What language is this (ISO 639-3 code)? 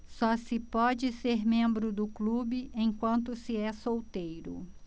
por